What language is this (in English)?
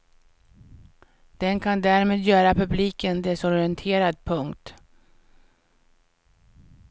Swedish